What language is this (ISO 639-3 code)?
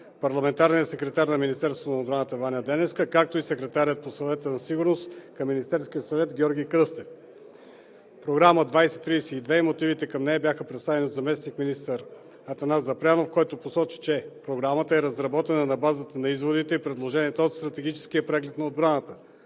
bul